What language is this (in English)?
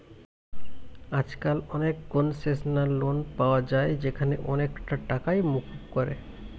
Bangla